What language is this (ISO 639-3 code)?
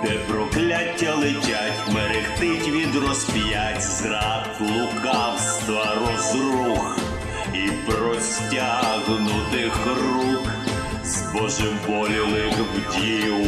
ukr